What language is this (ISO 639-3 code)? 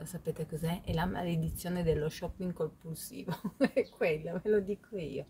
ita